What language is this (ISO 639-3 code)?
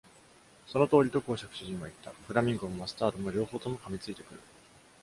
jpn